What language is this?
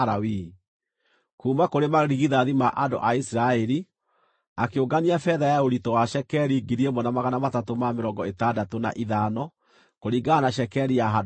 Kikuyu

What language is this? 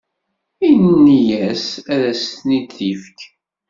Kabyle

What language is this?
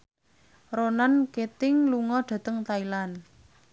Javanese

